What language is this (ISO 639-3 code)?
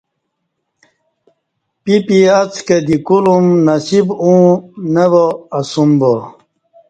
bsh